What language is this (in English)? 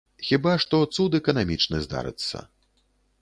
Belarusian